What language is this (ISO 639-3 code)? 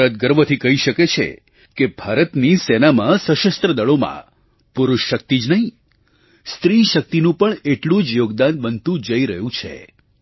guj